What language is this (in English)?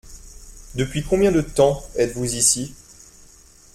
French